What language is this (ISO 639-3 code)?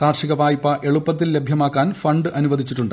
mal